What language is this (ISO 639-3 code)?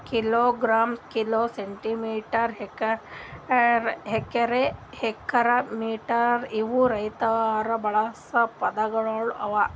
kan